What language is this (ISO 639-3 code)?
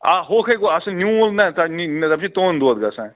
kas